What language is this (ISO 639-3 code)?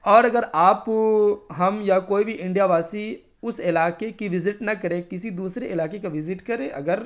urd